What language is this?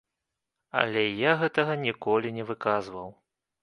Belarusian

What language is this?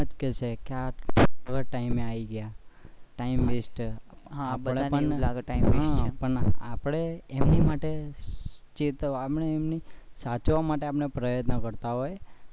Gujarati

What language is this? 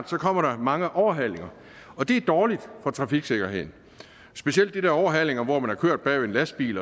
Danish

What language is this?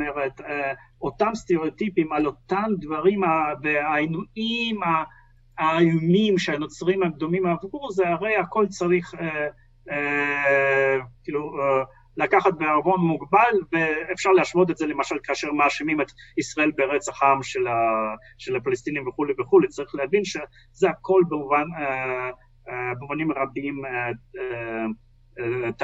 Hebrew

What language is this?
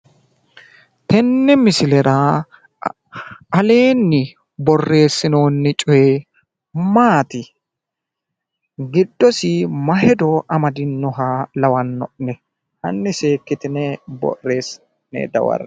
Sidamo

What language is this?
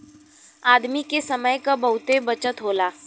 Bhojpuri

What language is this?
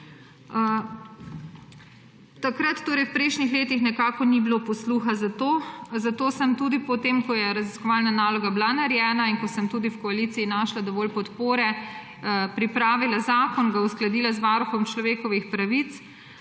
Slovenian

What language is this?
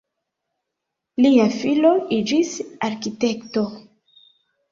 Esperanto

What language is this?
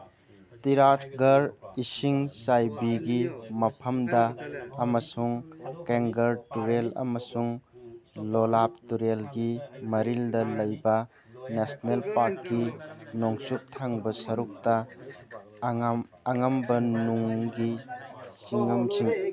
Manipuri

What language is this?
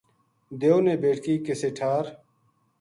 Gujari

